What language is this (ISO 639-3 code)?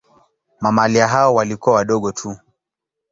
swa